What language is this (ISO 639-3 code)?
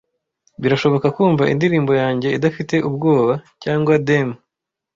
kin